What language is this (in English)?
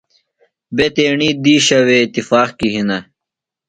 Phalura